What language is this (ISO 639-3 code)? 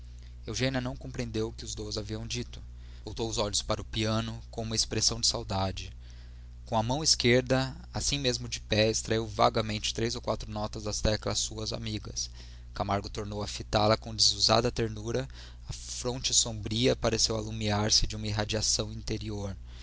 por